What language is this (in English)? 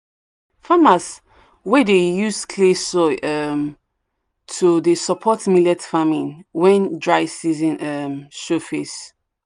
Nigerian Pidgin